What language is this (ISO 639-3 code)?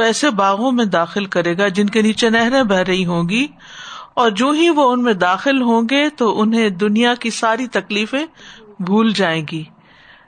urd